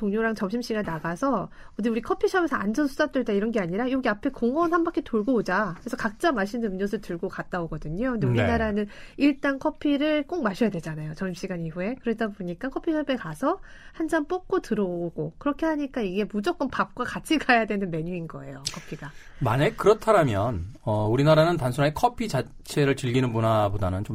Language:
Korean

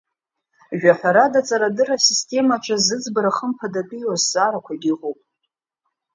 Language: Abkhazian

